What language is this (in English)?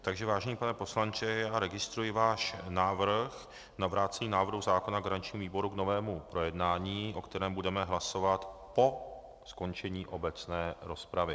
Czech